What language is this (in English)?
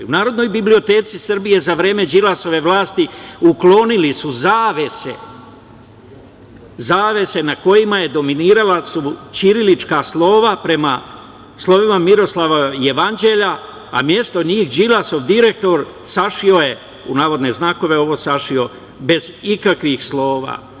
Serbian